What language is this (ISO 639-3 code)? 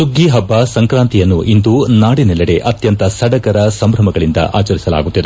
kan